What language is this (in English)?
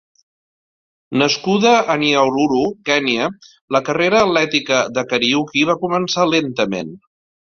Catalan